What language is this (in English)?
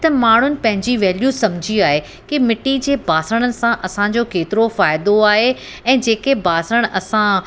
Sindhi